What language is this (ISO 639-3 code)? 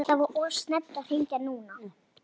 isl